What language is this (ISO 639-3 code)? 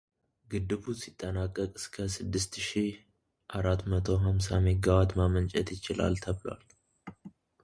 amh